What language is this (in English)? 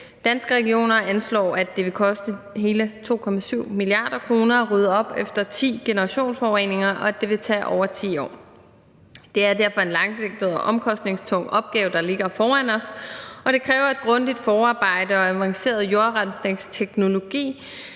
Danish